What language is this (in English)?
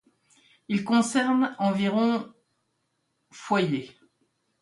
French